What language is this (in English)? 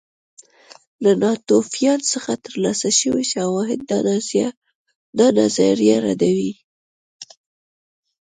Pashto